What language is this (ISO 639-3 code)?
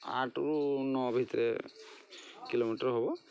ori